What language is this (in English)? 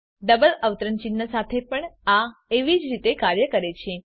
Gujarati